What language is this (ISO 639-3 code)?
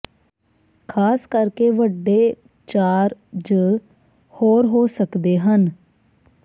pan